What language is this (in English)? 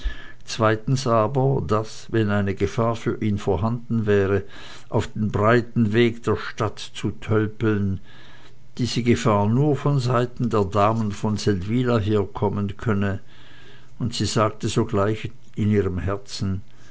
German